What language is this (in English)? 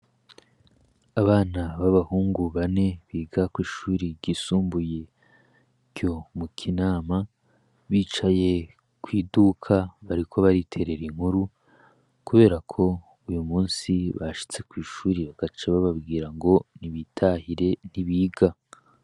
Rundi